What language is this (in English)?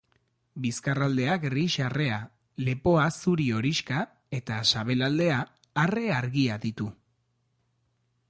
Basque